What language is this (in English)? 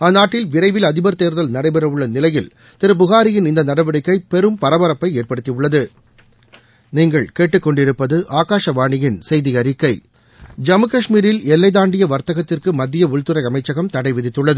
Tamil